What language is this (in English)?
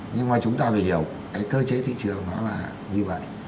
Vietnamese